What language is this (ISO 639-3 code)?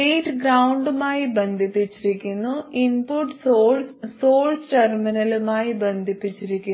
mal